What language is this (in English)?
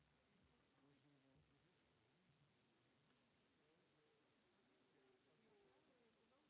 French